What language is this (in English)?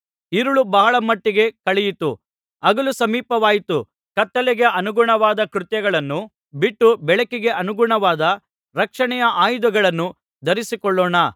Kannada